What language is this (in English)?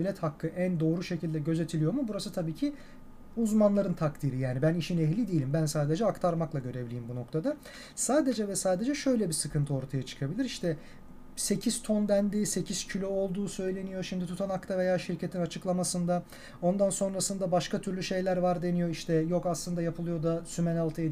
Turkish